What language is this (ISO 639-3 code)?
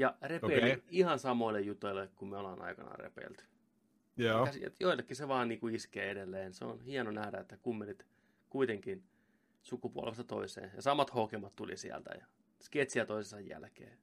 fin